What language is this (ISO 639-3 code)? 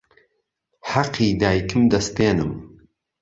ckb